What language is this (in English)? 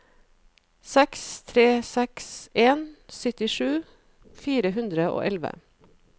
Norwegian